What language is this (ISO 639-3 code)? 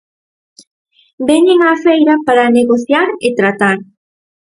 glg